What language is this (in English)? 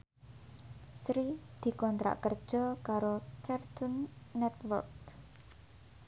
Javanese